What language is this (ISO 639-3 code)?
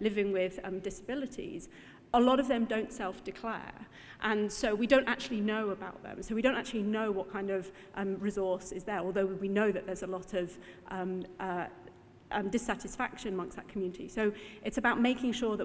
eng